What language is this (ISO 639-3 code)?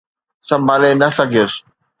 snd